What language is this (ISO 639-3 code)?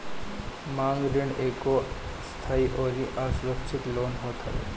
bho